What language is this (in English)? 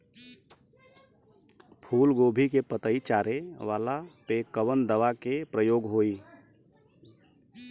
Bhojpuri